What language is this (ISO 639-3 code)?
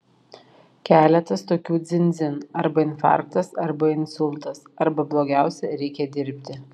lit